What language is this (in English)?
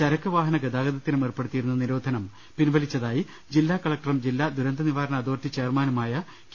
Malayalam